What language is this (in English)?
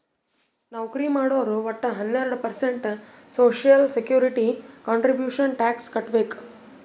Kannada